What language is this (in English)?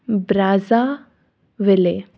Marathi